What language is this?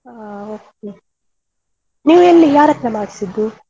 Kannada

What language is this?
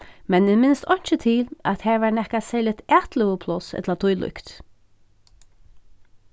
Faroese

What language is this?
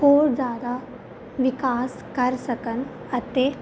Punjabi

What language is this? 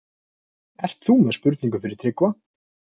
Icelandic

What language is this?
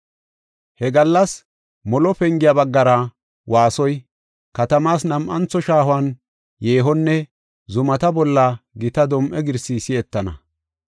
Gofa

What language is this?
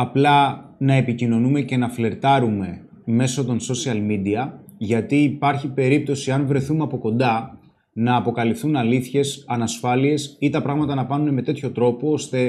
Greek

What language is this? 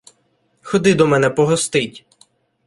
Ukrainian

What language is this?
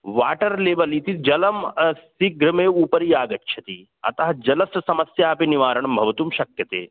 Sanskrit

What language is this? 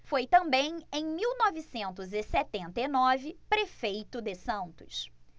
Portuguese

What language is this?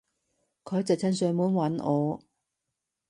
Cantonese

